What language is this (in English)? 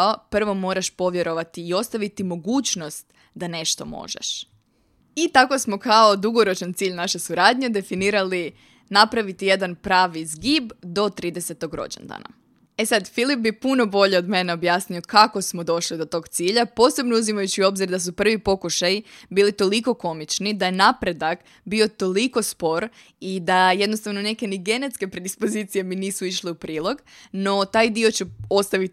Croatian